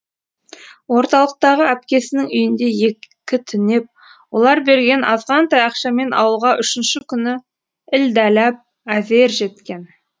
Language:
Kazakh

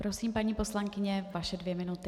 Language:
Czech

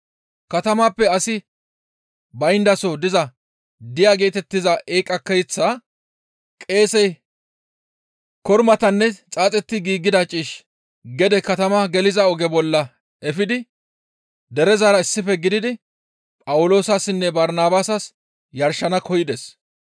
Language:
Gamo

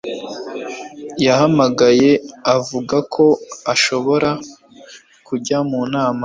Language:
Kinyarwanda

